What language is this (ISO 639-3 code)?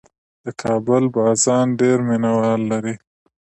pus